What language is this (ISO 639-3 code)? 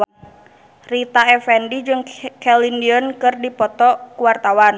sun